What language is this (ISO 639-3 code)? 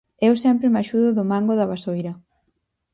glg